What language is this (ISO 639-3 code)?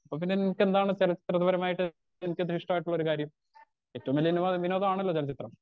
mal